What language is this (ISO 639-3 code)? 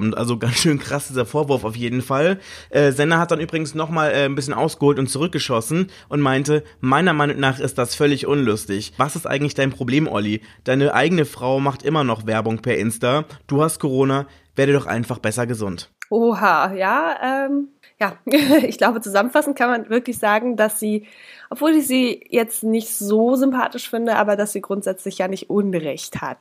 deu